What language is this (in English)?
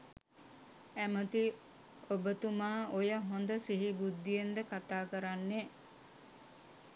Sinhala